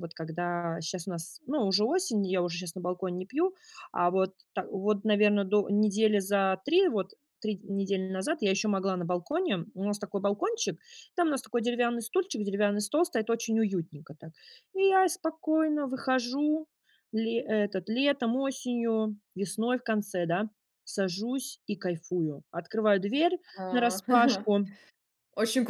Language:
Russian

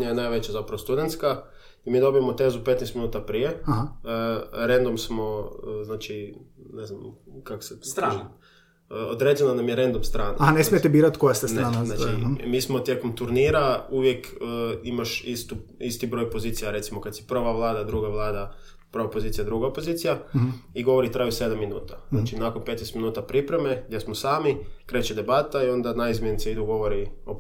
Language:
Croatian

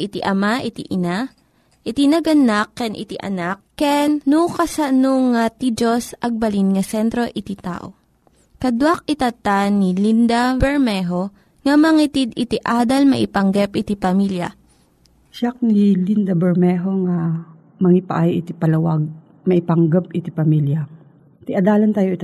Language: Filipino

